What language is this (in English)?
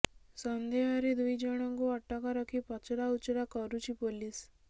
Odia